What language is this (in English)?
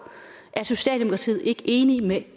Danish